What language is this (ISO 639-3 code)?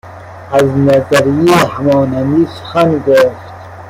fas